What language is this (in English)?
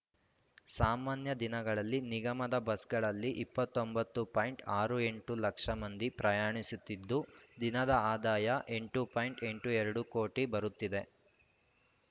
Kannada